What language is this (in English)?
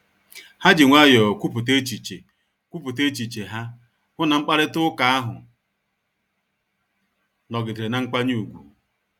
Igbo